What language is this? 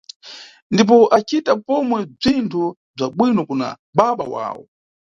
Nyungwe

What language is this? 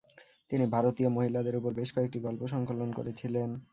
Bangla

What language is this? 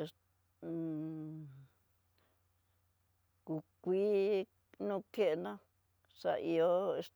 Tidaá Mixtec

